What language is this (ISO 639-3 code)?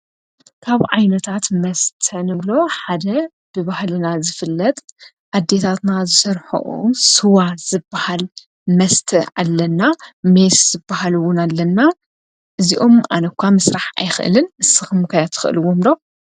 tir